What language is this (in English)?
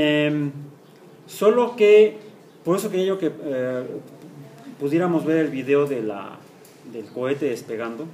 Spanish